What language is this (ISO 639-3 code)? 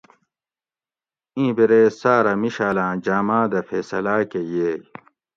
gwc